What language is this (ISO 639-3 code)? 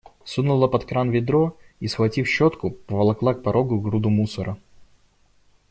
rus